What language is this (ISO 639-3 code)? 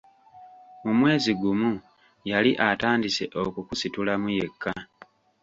lug